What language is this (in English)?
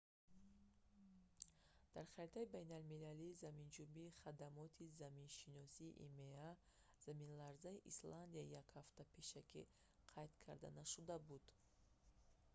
Tajik